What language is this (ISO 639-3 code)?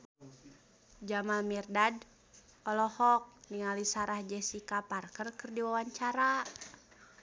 sun